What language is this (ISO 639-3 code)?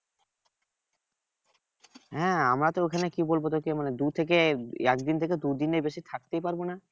ben